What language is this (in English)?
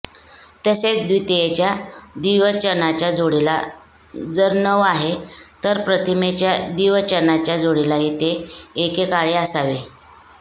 Marathi